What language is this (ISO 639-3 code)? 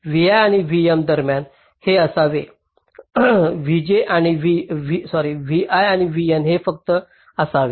mar